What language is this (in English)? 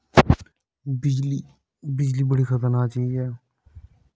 Dogri